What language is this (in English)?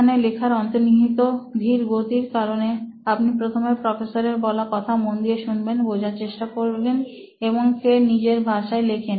Bangla